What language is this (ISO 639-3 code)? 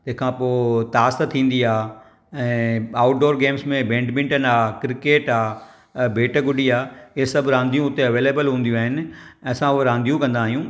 snd